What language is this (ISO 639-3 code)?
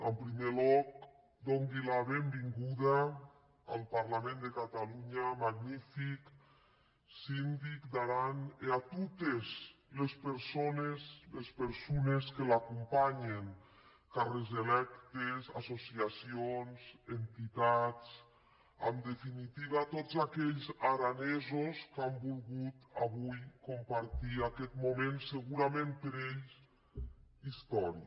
cat